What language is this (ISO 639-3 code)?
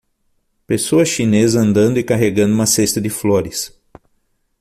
por